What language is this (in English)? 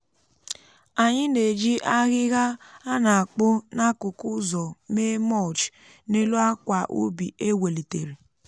Igbo